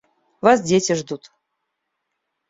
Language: Russian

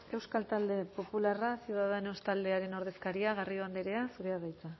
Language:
Basque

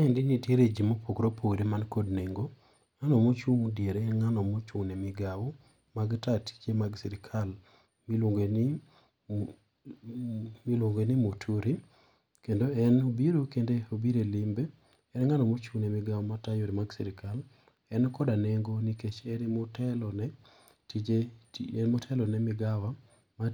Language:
Luo (Kenya and Tanzania)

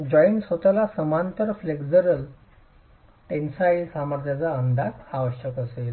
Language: Marathi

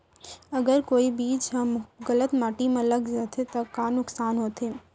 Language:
Chhattisgarhi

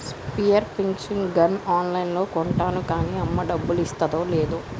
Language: Telugu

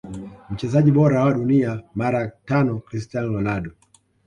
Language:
Swahili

